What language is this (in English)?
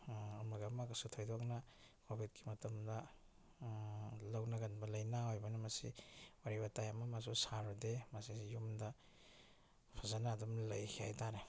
Manipuri